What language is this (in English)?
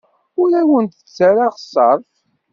Kabyle